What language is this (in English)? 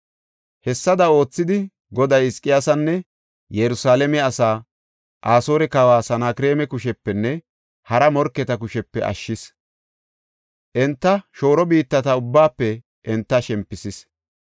Gofa